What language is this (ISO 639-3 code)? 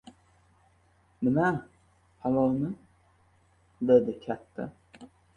uzb